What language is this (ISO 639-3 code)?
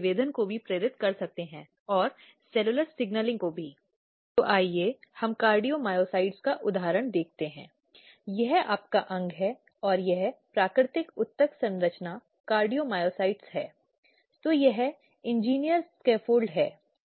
hin